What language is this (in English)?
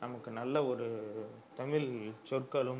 Tamil